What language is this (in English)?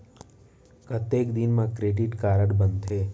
Chhattisgarhi